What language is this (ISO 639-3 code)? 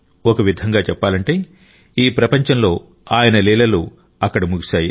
tel